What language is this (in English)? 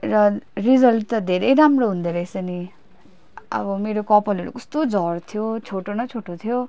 Nepali